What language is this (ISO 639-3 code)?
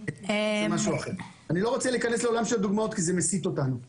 heb